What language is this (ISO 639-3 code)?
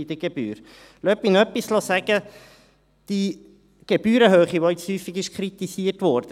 gsw